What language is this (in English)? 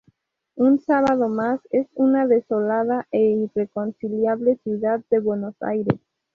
Spanish